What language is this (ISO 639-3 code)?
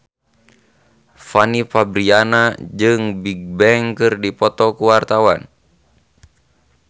sun